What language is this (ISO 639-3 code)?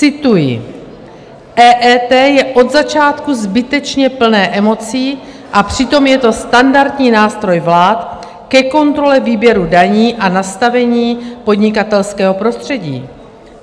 ces